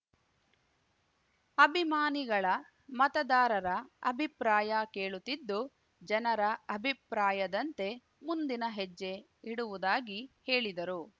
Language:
Kannada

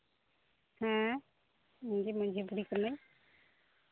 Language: Santali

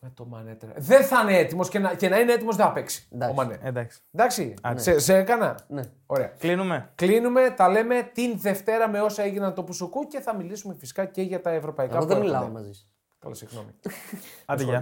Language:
Greek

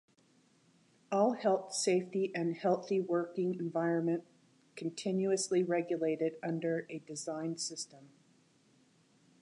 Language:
English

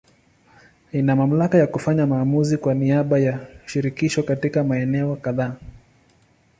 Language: Swahili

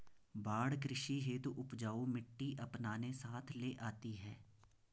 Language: Hindi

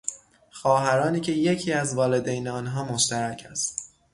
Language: Persian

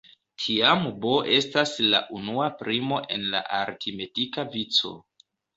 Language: Esperanto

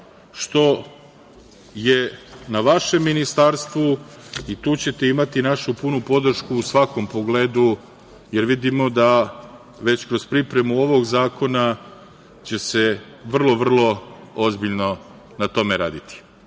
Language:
Serbian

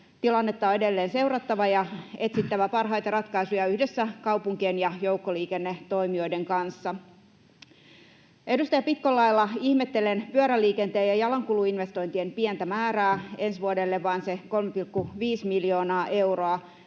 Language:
Finnish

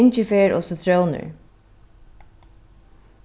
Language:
Faroese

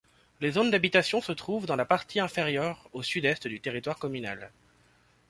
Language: French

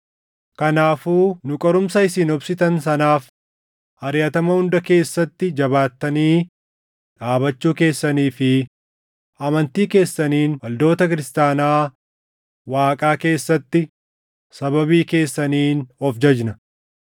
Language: Oromo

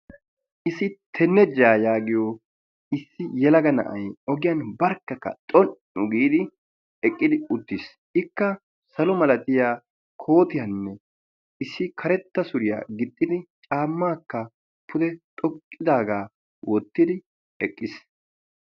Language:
Wolaytta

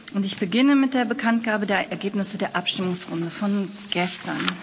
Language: German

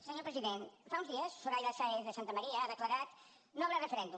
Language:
Catalan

